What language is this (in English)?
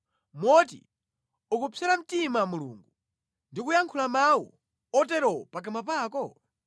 Nyanja